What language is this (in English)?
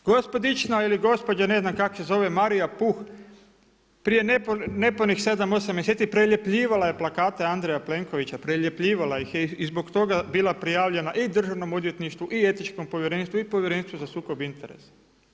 Croatian